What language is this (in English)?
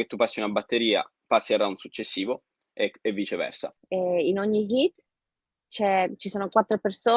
Italian